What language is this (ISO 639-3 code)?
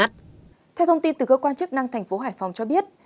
vie